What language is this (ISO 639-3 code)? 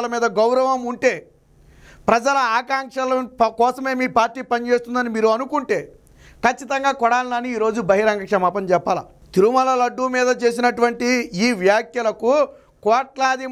tel